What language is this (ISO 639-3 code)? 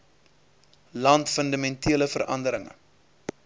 afr